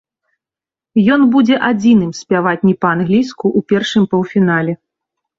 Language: Belarusian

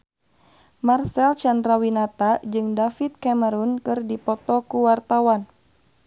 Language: Sundanese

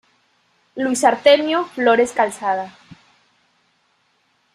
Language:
Spanish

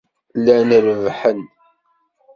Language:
Kabyle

